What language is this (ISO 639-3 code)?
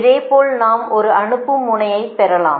tam